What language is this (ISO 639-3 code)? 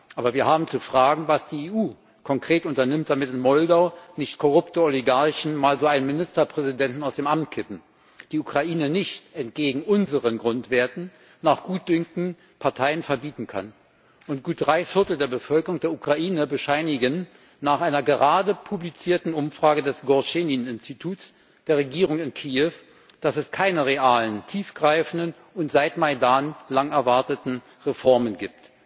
deu